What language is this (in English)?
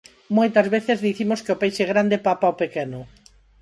Galician